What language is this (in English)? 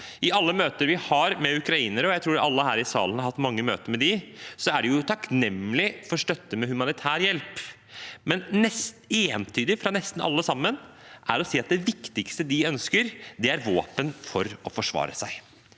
Norwegian